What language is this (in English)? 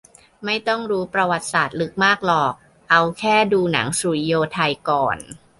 Thai